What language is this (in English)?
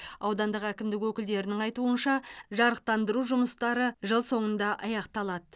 Kazakh